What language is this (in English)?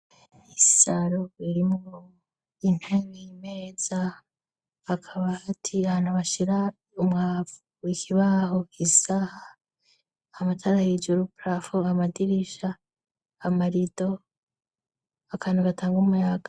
Rundi